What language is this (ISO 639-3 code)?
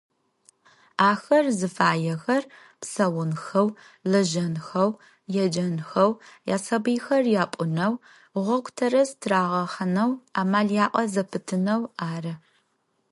ady